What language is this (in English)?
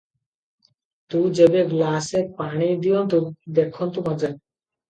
Odia